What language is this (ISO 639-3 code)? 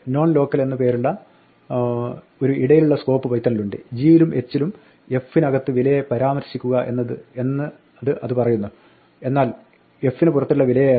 mal